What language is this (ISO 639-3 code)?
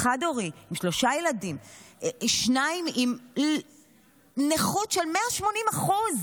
heb